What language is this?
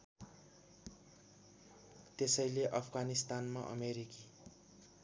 Nepali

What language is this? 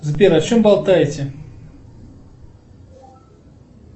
Russian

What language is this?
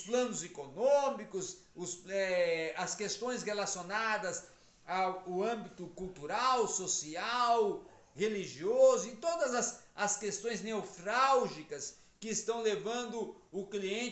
Portuguese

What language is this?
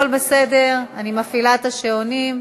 Hebrew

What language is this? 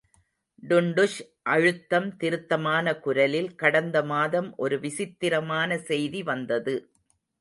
Tamil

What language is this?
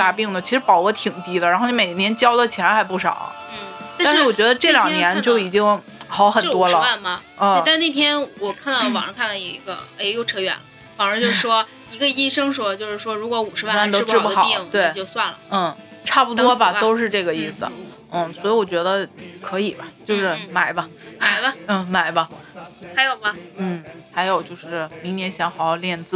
Chinese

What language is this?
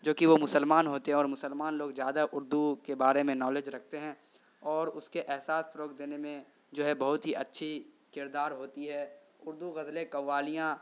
Urdu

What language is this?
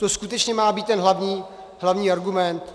Czech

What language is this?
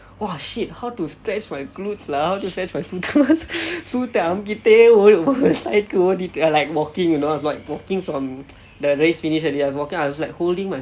English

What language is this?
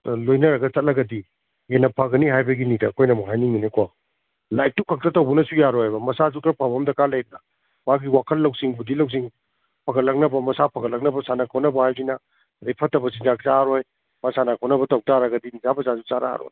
Manipuri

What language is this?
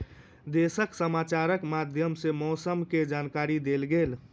Maithili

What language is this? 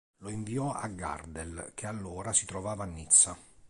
Italian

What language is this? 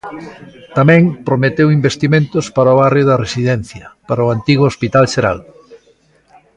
Galician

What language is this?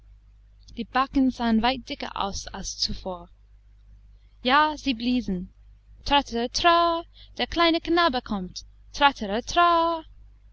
German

